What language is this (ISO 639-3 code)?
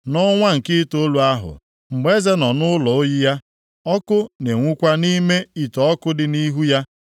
ibo